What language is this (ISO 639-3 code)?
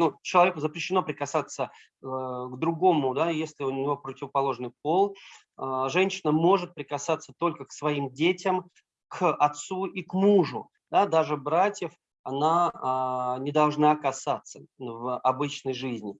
rus